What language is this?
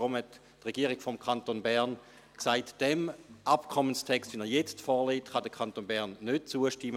Swiss German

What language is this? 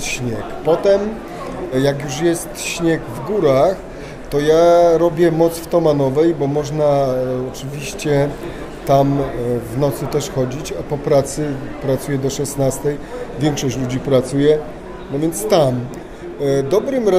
Polish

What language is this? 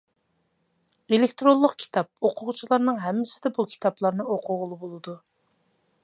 Uyghur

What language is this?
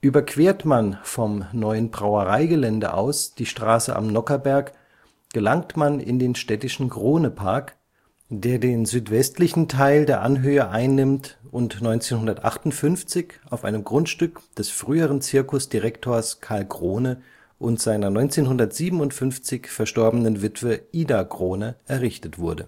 German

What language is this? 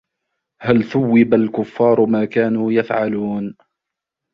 Arabic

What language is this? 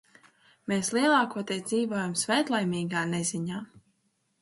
Latvian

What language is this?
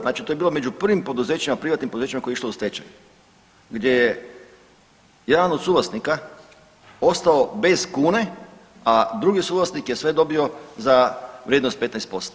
Croatian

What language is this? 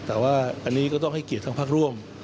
Thai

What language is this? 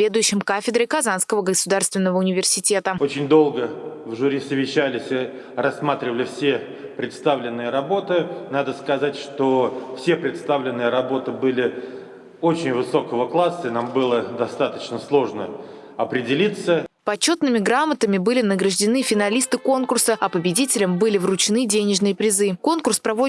Russian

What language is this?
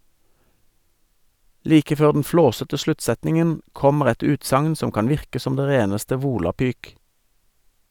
Norwegian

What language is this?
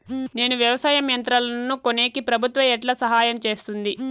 Telugu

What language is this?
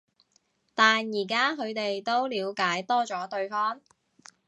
Cantonese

